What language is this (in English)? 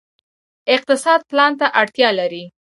Pashto